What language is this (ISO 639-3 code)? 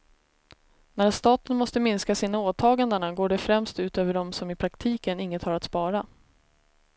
swe